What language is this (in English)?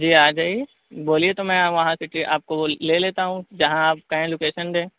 Urdu